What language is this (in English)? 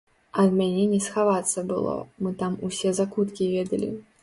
Belarusian